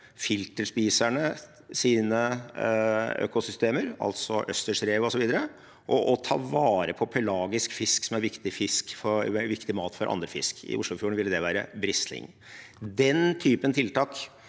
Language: Norwegian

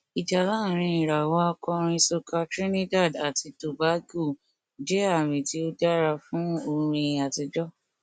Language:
Yoruba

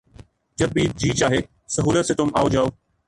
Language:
Urdu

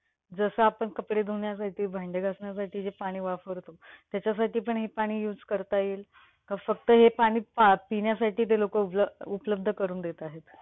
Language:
Marathi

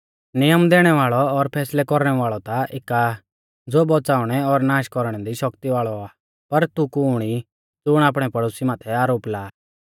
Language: Mahasu Pahari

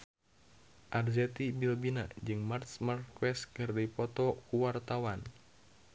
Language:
Sundanese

